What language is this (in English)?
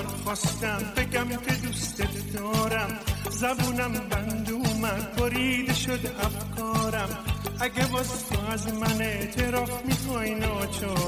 Persian